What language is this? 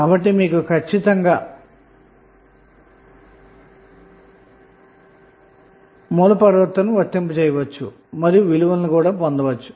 Telugu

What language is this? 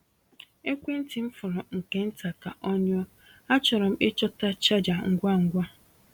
Igbo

